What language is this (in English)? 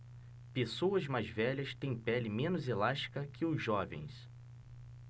Portuguese